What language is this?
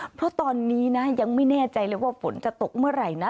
Thai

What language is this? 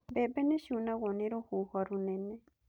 Kikuyu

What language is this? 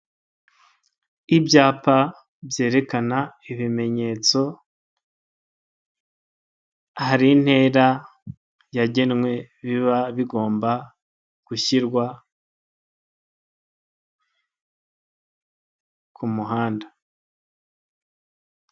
Kinyarwanda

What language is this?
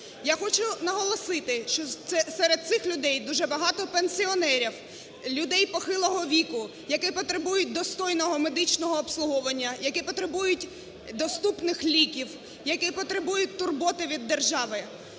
Ukrainian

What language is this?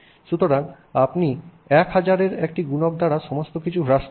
Bangla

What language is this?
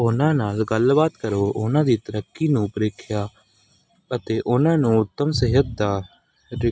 Punjabi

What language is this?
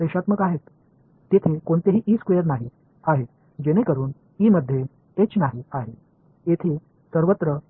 Tamil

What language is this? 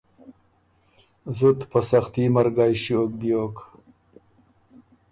Ormuri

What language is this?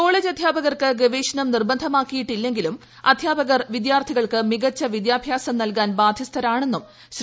Malayalam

